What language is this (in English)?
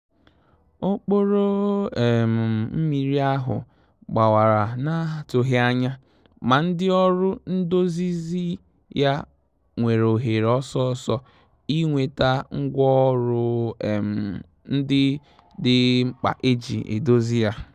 Igbo